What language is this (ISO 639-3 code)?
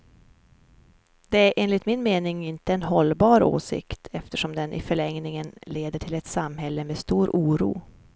swe